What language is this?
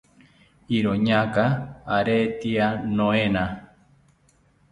South Ucayali Ashéninka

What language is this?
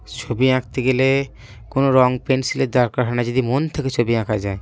Bangla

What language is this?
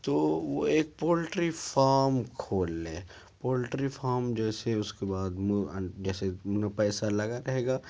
Urdu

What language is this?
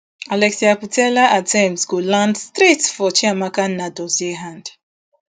Nigerian Pidgin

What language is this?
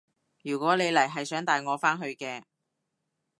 Cantonese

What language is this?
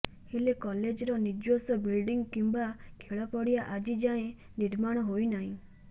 Odia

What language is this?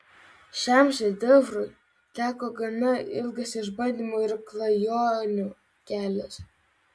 Lithuanian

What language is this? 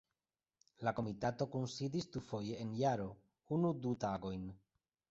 Esperanto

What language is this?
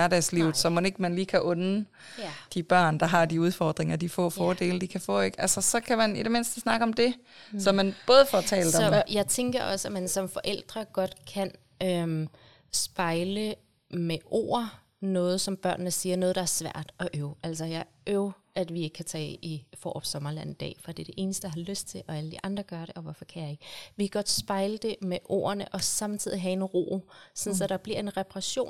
Danish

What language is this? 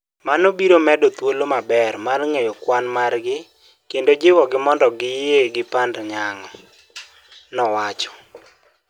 Luo (Kenya and Tanzania)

